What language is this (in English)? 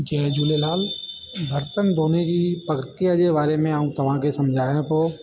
Sindhi